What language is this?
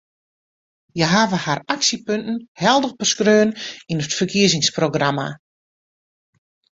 Western Frisian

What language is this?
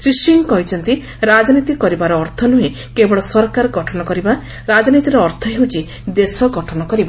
Odia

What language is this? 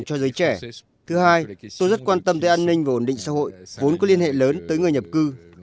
Vietnamese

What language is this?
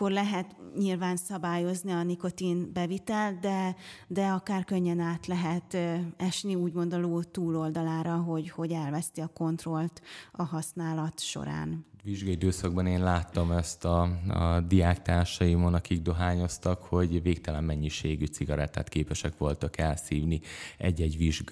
Hungarian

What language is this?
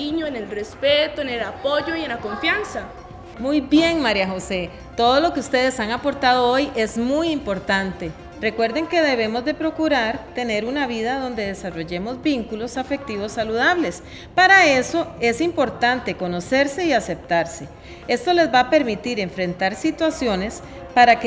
Spanish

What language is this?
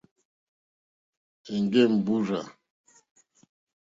Mokpwe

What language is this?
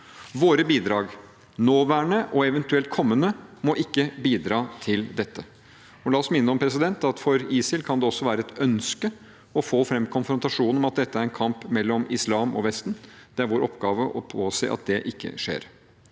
Norwegian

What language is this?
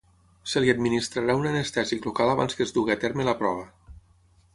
Catalan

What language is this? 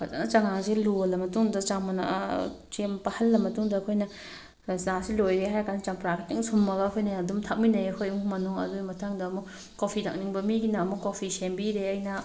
Manipuri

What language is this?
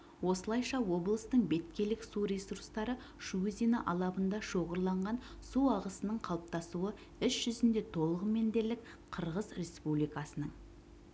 Kazakh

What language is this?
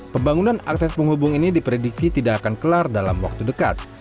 Indonesian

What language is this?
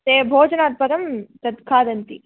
Sanskrit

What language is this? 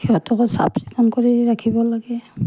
Assamese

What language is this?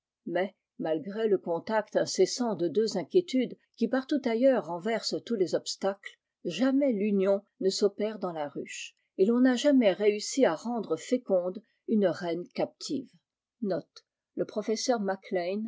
French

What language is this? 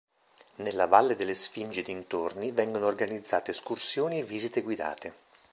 Italian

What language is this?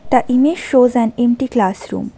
English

